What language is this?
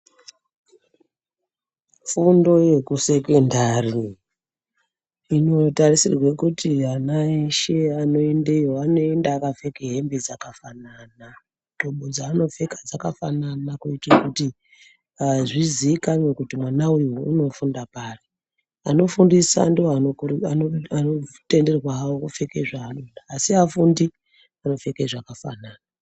Ndau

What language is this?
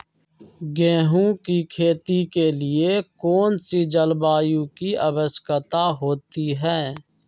Magahi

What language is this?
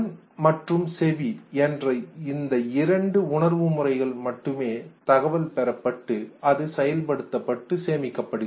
Tamil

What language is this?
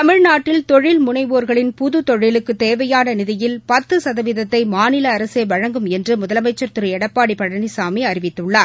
Tamil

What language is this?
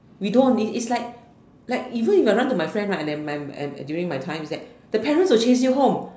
English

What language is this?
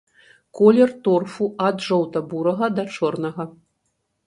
Belarusian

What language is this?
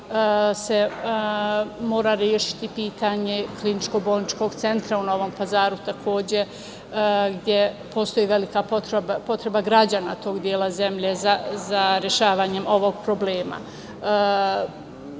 Serbian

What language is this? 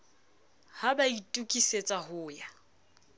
Southern Sotho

